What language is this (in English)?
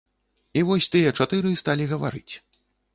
Belarusian